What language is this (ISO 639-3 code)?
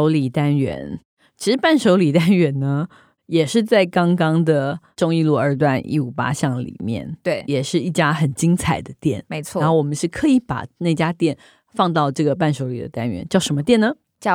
zho